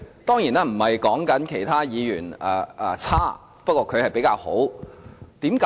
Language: Cantonese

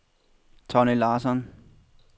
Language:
Danish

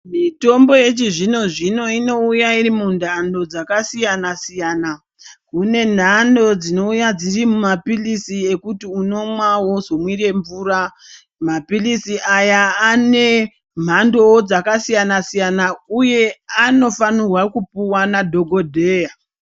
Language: Ndau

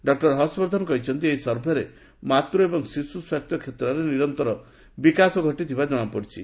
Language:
Odia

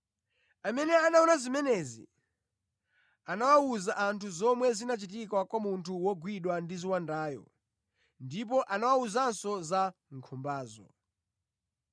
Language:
Nyanja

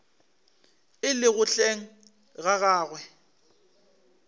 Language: Northern Sotho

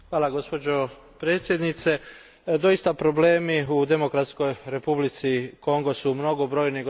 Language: Croatian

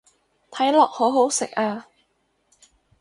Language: Cantonese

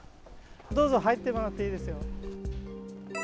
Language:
Japanese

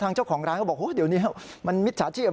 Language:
Thai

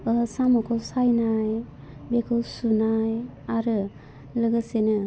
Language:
Bodo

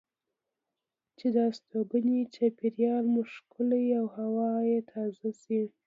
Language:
Pashto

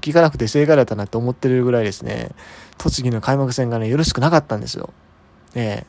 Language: Japanese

